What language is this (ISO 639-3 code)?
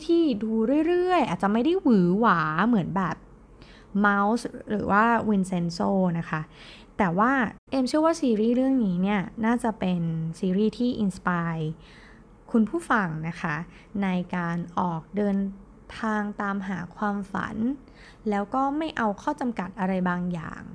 tha